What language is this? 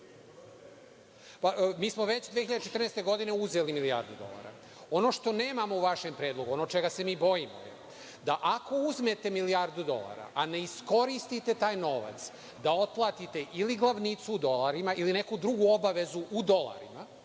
Serbian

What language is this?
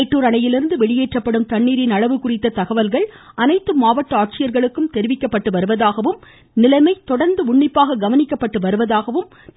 Tamil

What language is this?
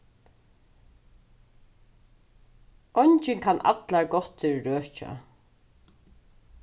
Faroese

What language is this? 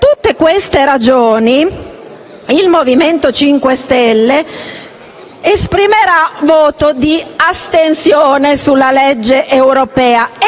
Italian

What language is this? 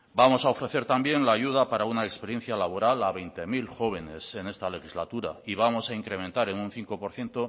Spanish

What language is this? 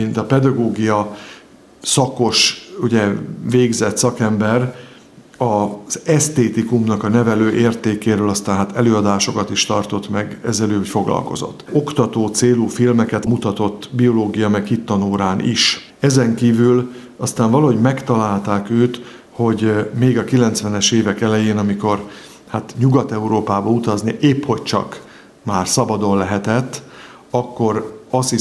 Hungarian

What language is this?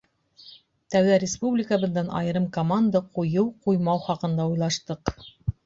Bashkir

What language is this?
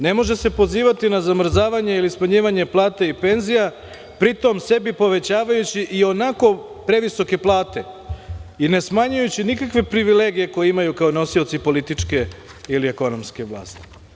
Serbian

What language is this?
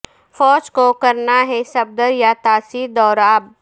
Urdu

